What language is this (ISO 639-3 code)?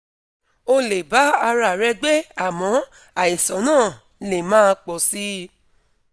yor